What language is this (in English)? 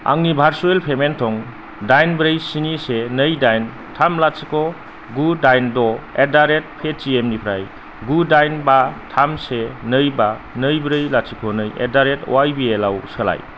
Bodo